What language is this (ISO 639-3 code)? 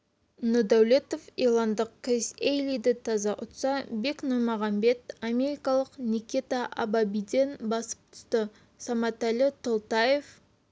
kaz